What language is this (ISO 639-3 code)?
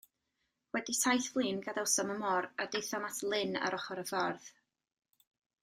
cym